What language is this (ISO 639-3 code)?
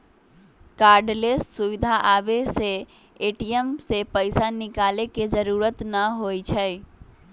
mag